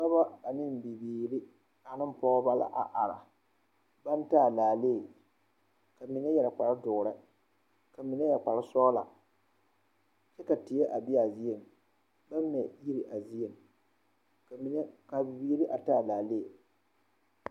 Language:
Southern Dagaare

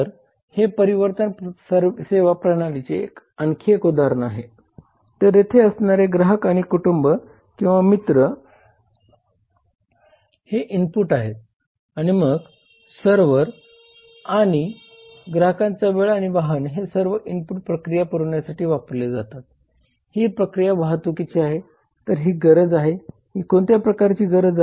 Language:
Marathi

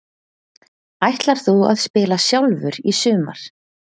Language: Icelandic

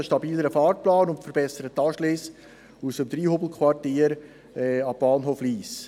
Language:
Swiss German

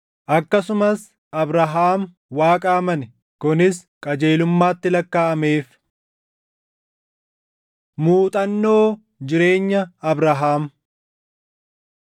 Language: Oromo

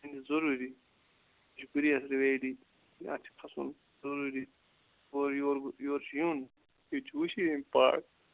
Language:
Kashmiri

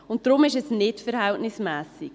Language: Swiss German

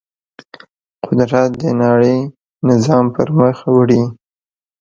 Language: Pashto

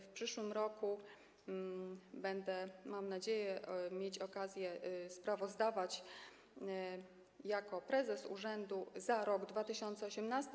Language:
Polish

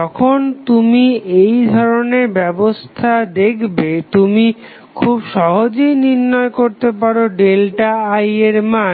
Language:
Bangla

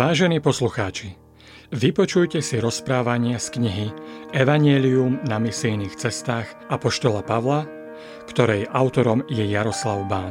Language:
Slovak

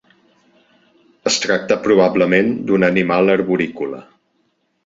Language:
Catalan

